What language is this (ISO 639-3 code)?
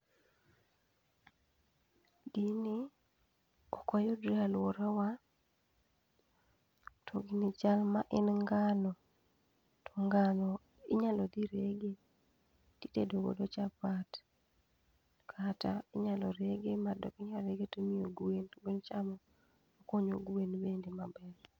luo